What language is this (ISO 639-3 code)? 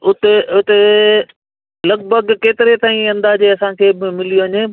snd